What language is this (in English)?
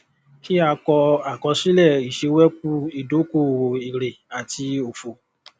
Yoruba